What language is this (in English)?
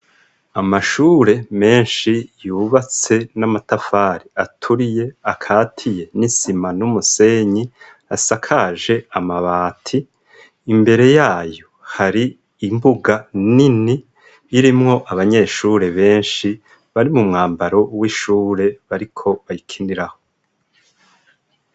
Rundi